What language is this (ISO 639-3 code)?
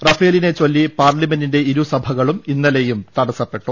mal